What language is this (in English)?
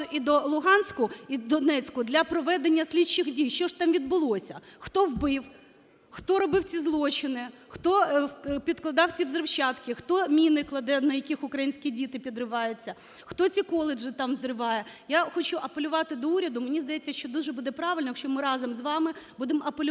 Ukrainian